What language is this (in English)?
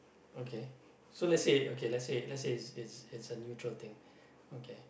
English